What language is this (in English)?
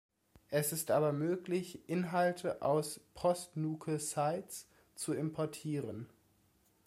German